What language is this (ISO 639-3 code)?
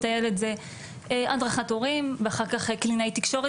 heb